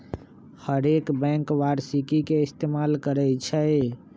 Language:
Magahi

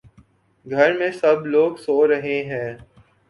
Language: Urdu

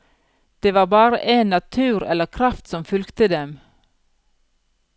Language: Norwegian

